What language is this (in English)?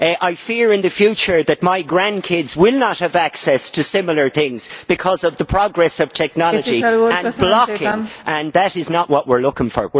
English